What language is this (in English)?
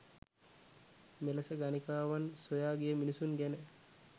Sinhala